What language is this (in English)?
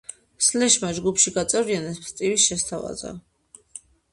Georgian